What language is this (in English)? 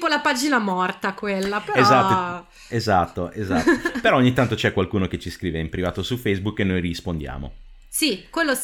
Italian